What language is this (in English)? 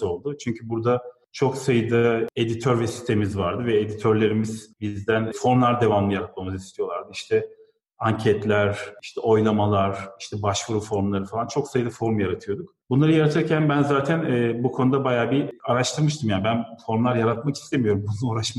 Turkish